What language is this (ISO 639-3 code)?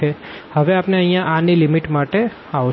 guj